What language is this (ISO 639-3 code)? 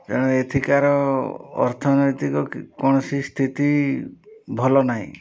ori